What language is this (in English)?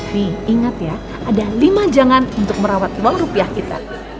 Indonesian